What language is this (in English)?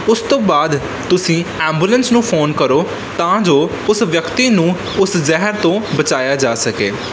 Punjabi